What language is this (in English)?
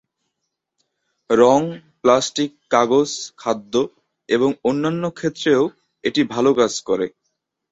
Bangla